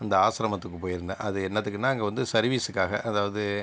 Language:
Tamil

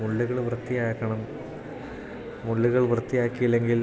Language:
Malayalam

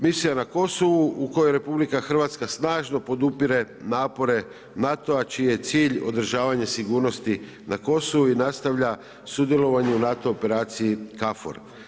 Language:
Croatian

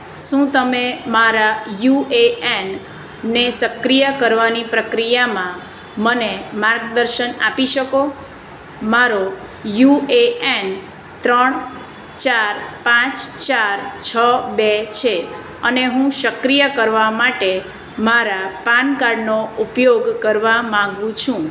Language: Gujarati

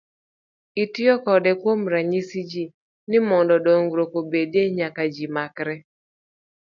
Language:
Luo (Kenya and Tanzania)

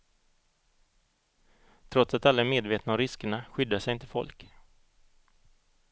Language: Swedish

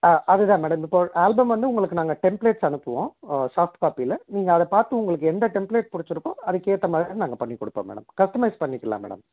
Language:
Tamil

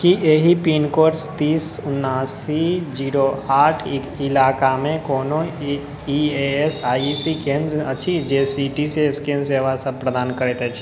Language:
Maithili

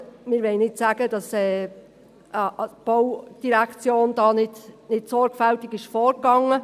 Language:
Swiss German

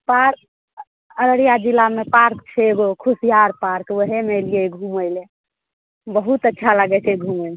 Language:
Maithili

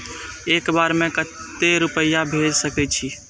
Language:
Maithili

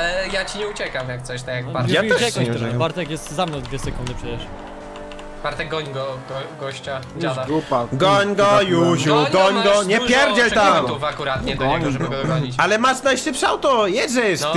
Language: Polish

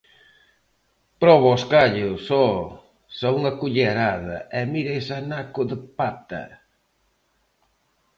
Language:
Galician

